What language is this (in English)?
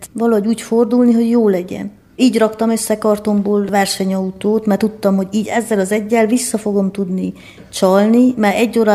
Hungarian